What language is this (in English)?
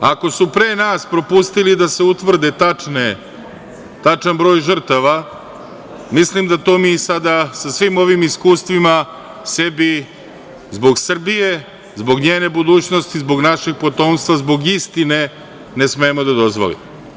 Serbian